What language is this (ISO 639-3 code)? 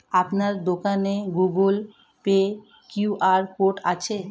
ben